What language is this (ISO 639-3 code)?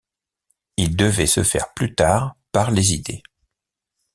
fra